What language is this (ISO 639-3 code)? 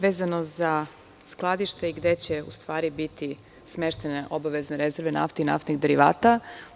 srp